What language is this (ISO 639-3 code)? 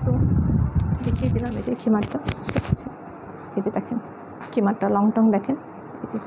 ben